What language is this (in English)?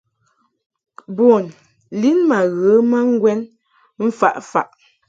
Mungaka